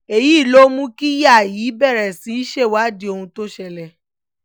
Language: Yoruba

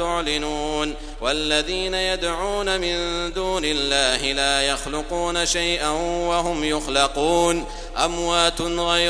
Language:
Arabic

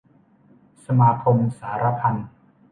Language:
Thai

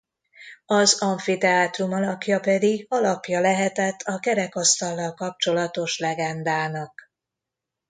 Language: Hungarian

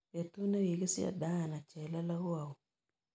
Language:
Kalenjin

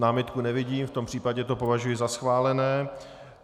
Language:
Czech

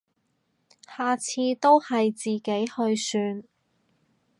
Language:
Cantonese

